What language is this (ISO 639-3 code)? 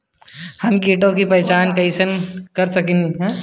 bho